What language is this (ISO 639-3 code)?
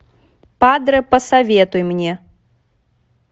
rus